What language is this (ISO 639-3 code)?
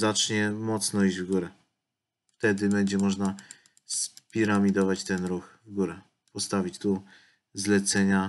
pol